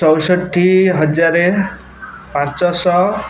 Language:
Odia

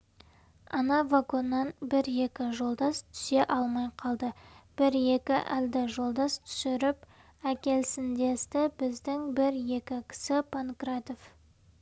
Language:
Kazakh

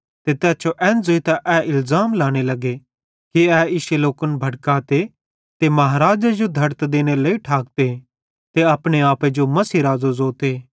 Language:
Bhadrawahi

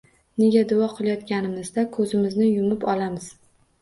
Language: Uzbek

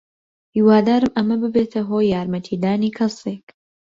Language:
Central Kurdish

